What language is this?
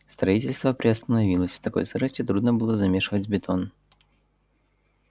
Russian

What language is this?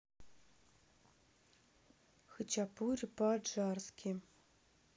Russian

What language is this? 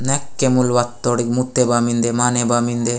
Gondi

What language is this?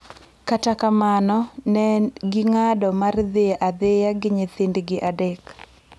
Luo (Kenya and Tanzania)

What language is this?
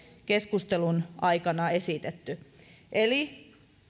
Finnish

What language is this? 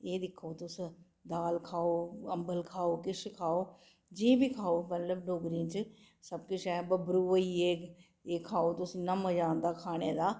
Dogri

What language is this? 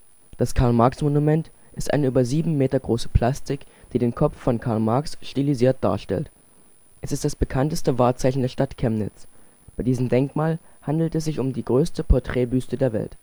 German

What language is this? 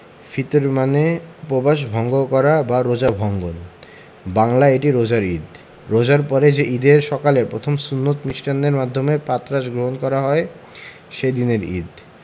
Bangla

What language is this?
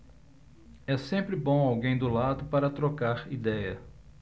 Portuguese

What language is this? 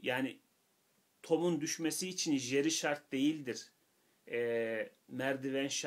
Turkish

